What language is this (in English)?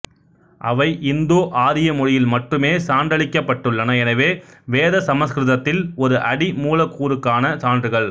Tamil